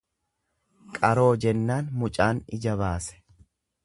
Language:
Oromo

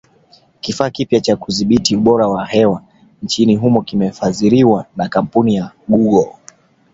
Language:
Swahili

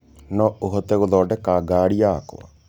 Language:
Kikuyu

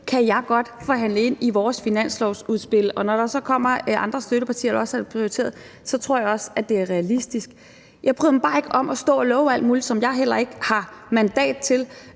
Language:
Danish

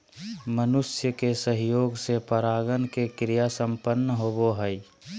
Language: Magahi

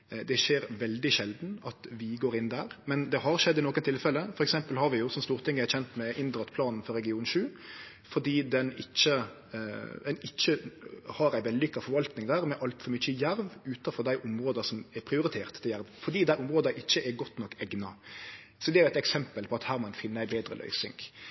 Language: Norwegian Nynorsk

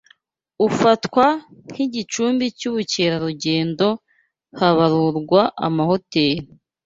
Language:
Kinyarwanda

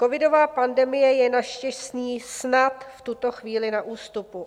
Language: Czech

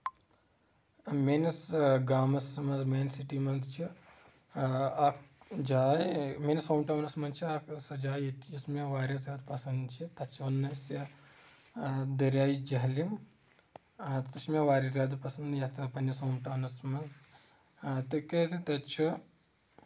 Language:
Kashmiri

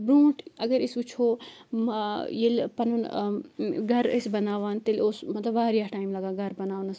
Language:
Kashmiri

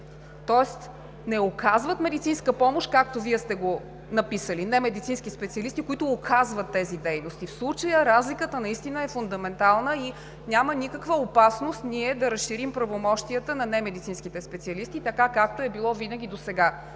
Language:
Bulgarian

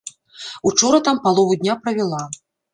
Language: Belarusian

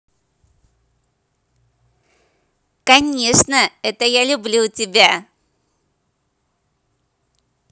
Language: Russian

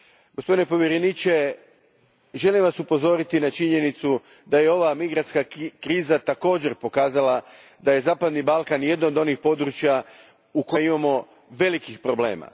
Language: Croatian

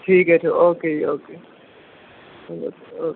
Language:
Punjabi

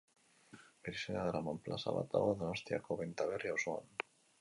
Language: Basque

